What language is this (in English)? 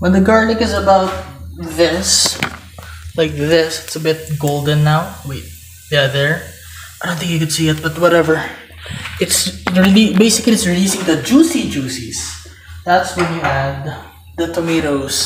English